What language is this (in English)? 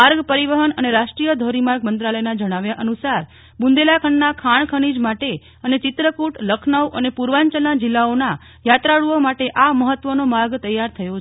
Gujarati